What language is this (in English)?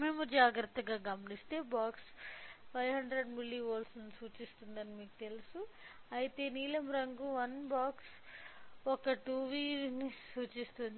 Telugu